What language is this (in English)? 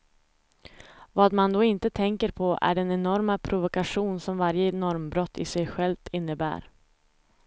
Swedish